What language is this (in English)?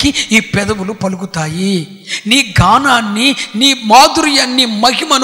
Telugu